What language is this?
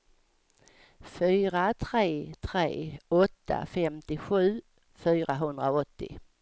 Swedish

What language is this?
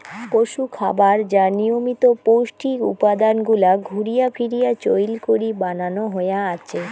Bangla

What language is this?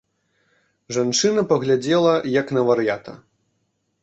Belarusian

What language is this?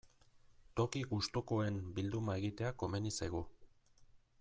Basque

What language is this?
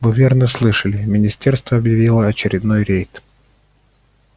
Russian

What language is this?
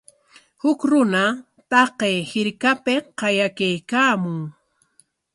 Corongo Ancash Quechua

